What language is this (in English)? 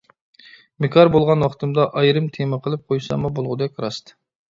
Uyghur